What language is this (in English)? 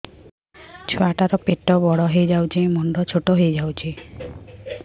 Odia